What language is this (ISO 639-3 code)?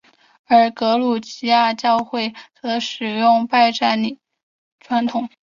zho